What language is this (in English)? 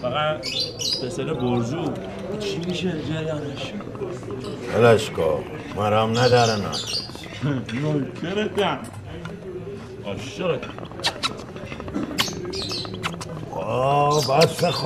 Persian